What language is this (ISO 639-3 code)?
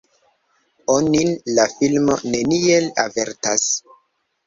epo